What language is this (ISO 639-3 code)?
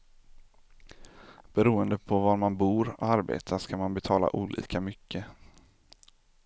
swe